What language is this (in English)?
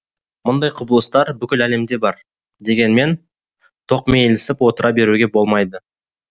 Kazakh